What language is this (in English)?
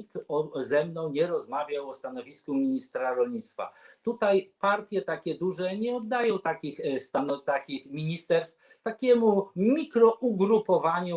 Polish